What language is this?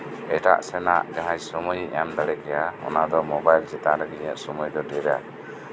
Santali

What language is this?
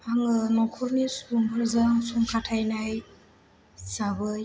Bodo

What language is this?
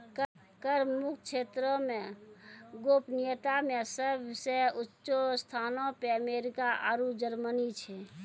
Maithili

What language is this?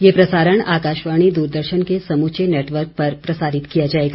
Hindi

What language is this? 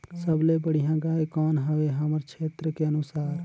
Chhattisgarhi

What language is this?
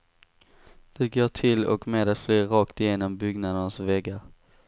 Swedish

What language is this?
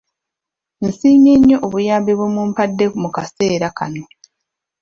Ganda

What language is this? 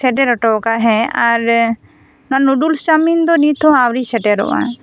Santali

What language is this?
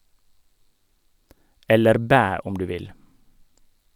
Norwegian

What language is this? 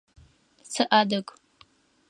Adyghe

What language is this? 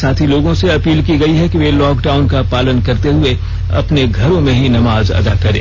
Hindi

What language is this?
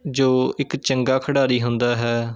Punjabi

